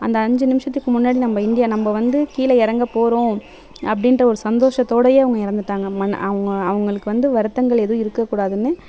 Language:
Tamil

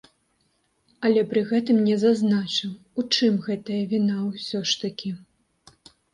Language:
Belarusian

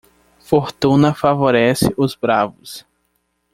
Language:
Portuguese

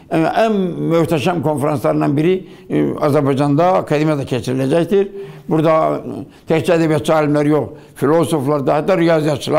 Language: Turkish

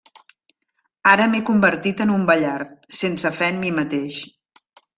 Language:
Catalan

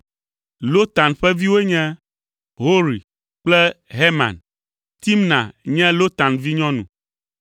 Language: Ewe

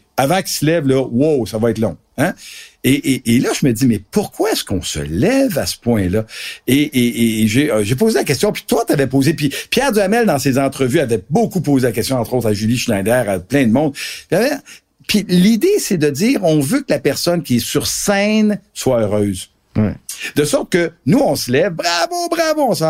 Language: French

